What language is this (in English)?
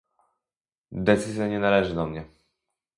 Polish